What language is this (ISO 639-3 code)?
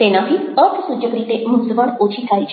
guj